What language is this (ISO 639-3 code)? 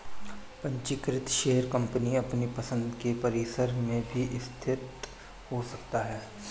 hin